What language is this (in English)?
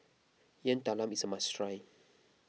English